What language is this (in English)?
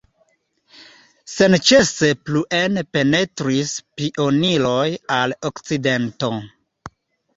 Esperanto